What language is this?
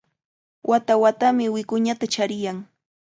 Cajatambo North Lima Quechua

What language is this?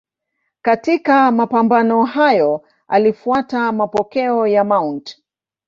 Swahili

